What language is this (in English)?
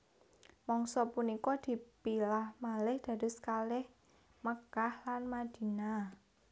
Javanese